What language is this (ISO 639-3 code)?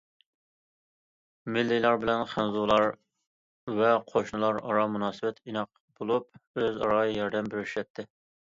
uig